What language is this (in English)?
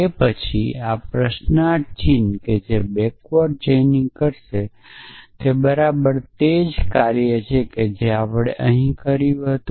Gujarati